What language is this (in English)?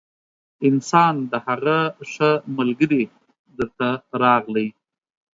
Pashto